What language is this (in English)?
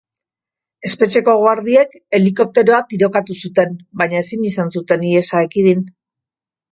Basque